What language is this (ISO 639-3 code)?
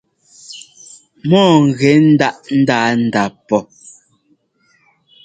jgo